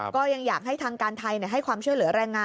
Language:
Thai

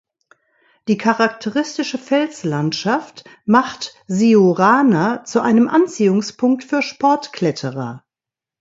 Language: German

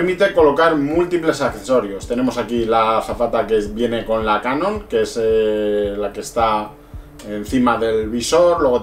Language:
Spanish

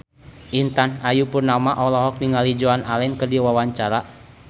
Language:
Sundanese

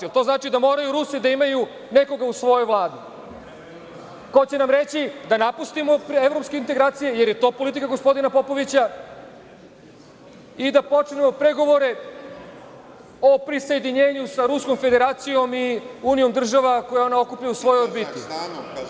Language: Serbian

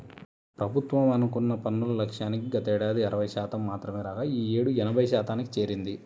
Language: Telugu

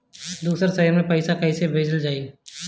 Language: Bhojpuri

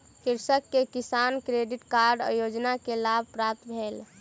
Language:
Maithili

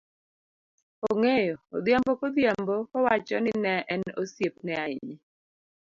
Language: Luo (Kenya and Tanzania)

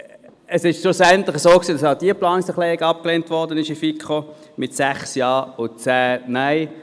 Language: Swiss German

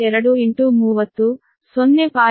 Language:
Kannada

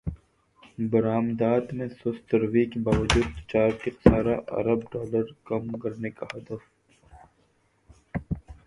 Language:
Urdu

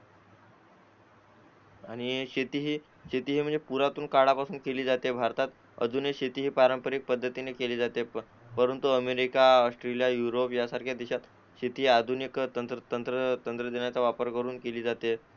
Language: Marathi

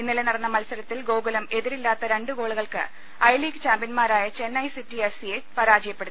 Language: Malayalam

